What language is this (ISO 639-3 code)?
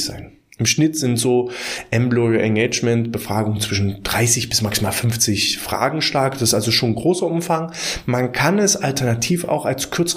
deu